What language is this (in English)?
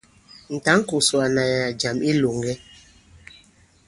Bankon